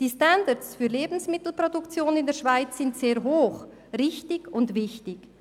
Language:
Swiss German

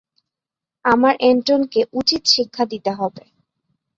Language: Bangla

